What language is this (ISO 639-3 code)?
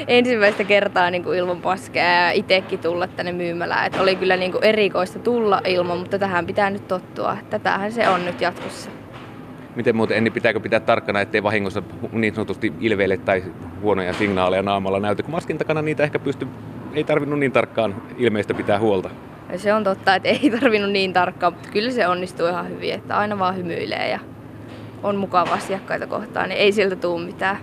fin